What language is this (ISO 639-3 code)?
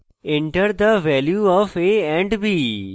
ben